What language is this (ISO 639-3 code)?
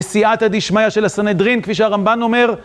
heb